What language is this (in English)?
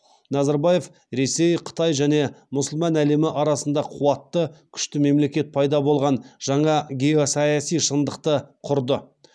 Kazakh